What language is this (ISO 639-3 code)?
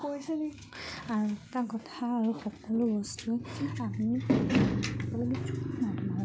asm